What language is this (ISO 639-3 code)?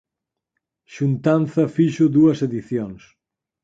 glg